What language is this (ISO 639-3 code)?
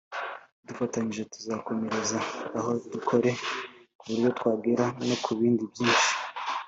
kin